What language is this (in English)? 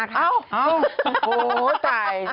Thai